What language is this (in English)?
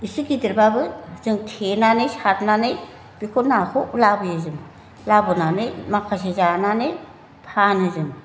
Bodo